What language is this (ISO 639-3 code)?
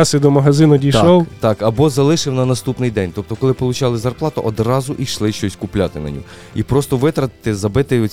ukr